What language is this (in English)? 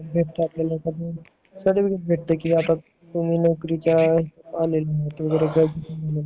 Marathi